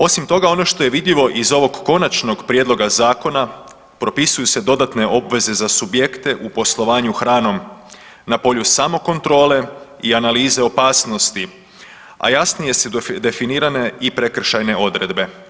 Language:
Croatian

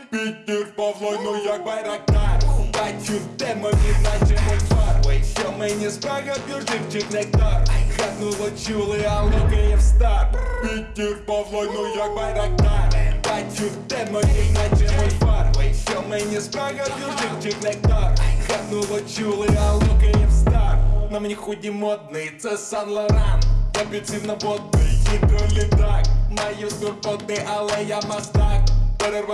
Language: Ukrainian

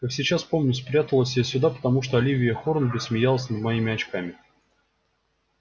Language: Russian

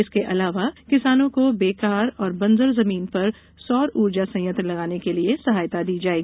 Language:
Hindi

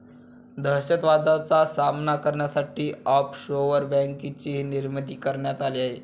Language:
Marathi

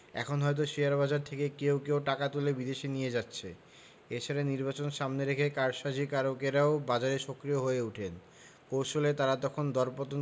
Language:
Bangla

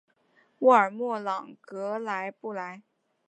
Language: Chinese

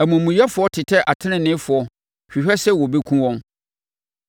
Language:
Akan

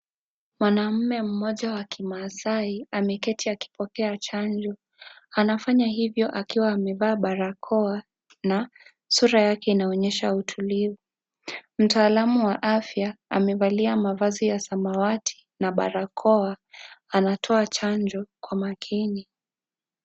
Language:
Swahili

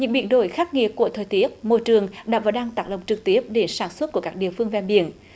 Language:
Vietnamese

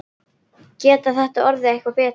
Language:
Icelandic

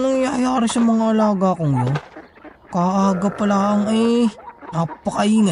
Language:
Filipino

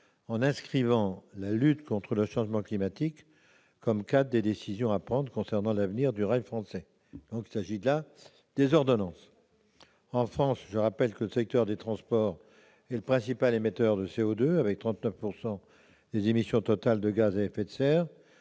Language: French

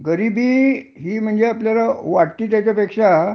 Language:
Marathi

